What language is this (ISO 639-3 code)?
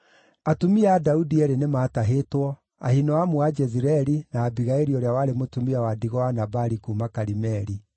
kik